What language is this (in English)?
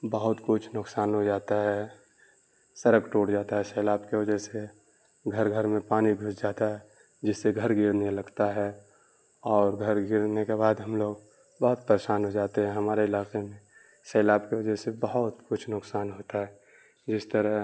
Urdu